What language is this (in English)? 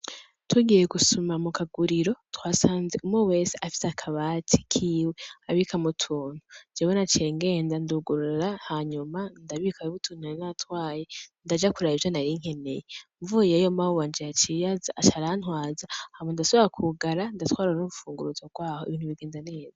Rundi